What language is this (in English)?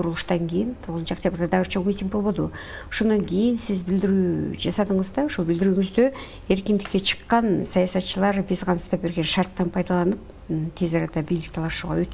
Romanian